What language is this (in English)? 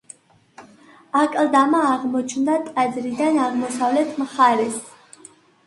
Georgian